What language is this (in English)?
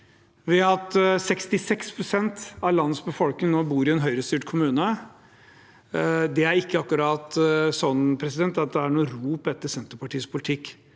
Norwegian